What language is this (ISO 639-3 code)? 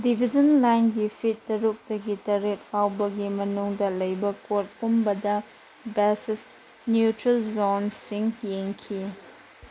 mni